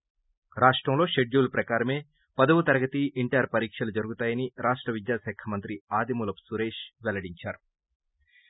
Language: Telugu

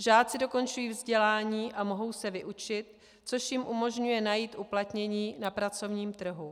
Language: Czech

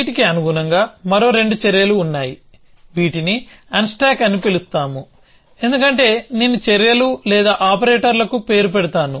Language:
Telugu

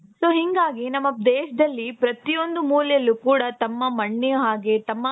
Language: Kannada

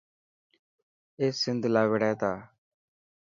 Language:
Dhatki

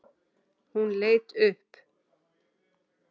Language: Icelandic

